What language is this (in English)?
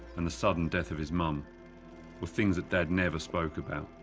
English